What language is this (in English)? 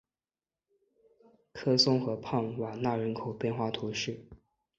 Chinese